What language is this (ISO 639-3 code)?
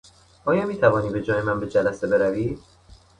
fas